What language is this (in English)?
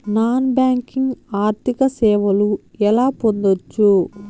Telugu